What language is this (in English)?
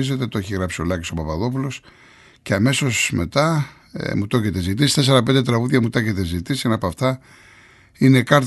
Greek